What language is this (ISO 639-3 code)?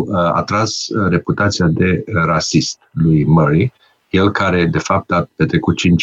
ron